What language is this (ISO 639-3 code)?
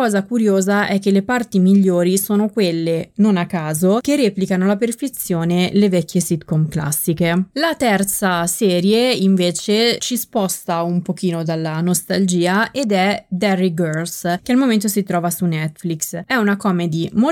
ita